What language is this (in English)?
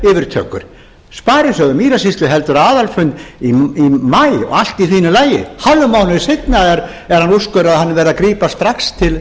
Icelandic